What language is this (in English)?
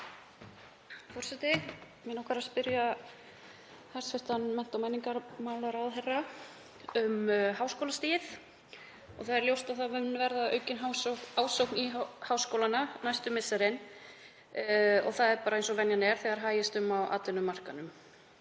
Icelandic